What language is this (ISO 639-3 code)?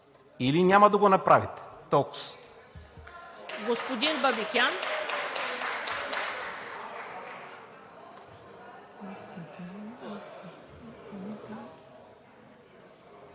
bul